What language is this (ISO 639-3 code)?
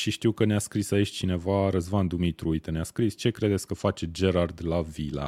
ron